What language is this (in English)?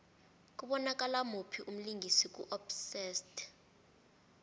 South Ndebele